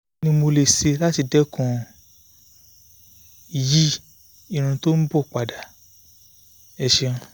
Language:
Yoruba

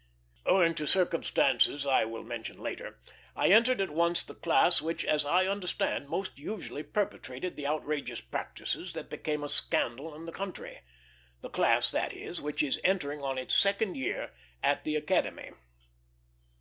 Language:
English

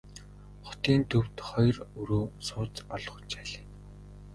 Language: Mongolian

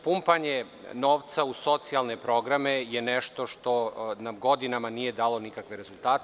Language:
Serbian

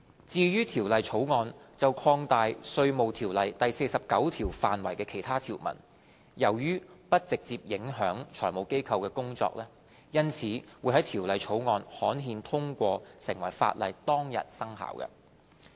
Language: Cantonese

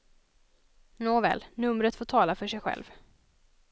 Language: Swedish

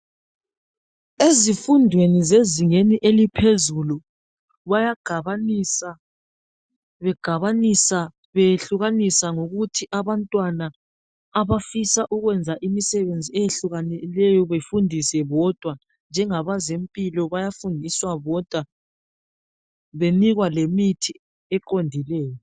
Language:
North Ndebele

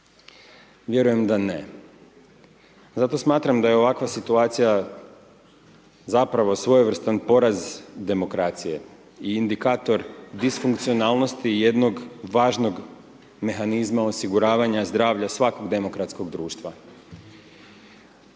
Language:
Croatian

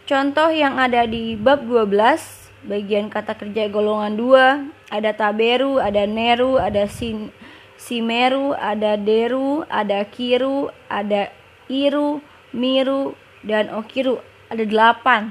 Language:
Indonesian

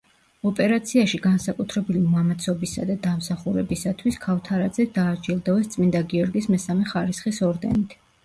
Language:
Georgian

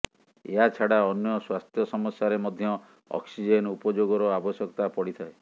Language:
Odia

